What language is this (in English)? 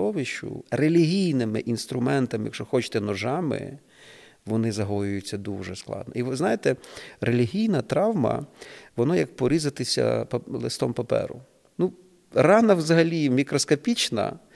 Ukrainian